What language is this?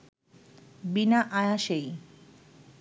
Bangla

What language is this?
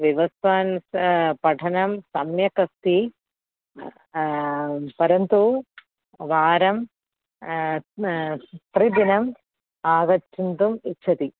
Sanskrit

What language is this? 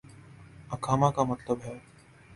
Urdu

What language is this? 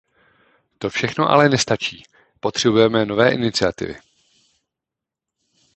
Czech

